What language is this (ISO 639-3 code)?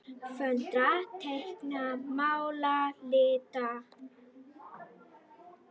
isl